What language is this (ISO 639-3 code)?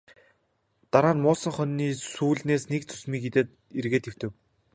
mon